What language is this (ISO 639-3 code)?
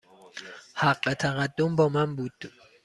fas